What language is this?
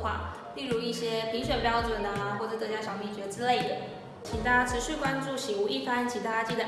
Chinese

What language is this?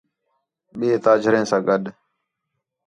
Khetrani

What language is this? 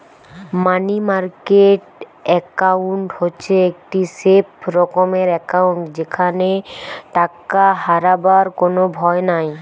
Bangla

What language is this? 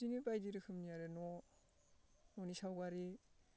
Bodo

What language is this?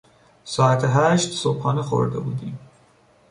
Persian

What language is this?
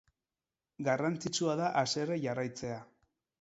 Basque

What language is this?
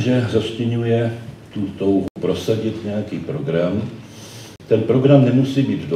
Czech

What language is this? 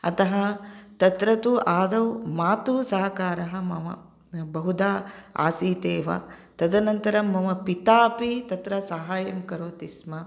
Sanskrit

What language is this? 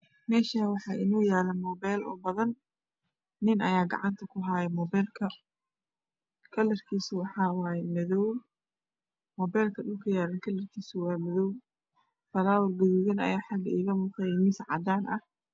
Somali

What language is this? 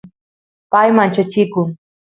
Santiago del Estero Quichua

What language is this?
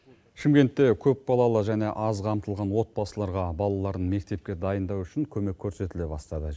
Kazakh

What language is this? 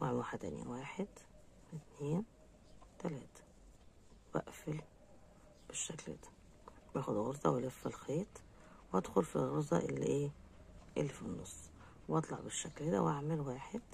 Arabic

